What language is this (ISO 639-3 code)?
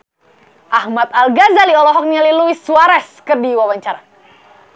sun